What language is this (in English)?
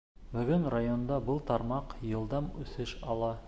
Bashkir